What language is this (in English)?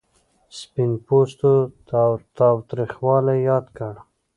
Pashto